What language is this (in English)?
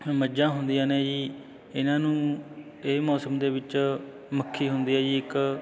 Punjabi